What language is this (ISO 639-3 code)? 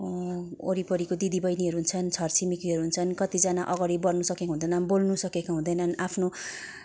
nep